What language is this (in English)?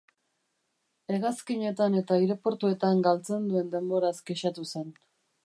Basque